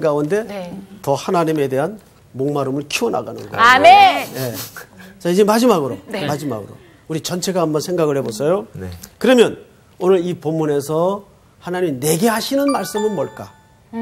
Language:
Korean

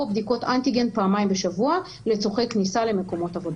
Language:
Hebrew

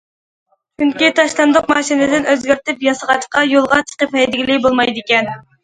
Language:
Uyghur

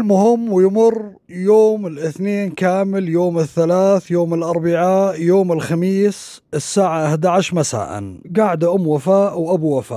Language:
Arabic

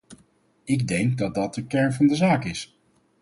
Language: Dutch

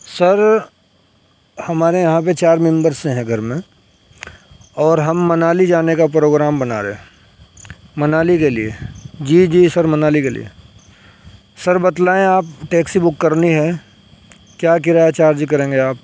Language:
Urdu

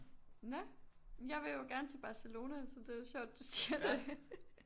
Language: Danish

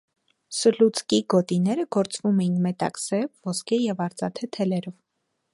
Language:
Armenian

